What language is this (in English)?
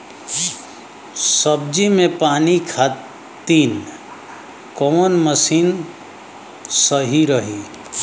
Bhojpuri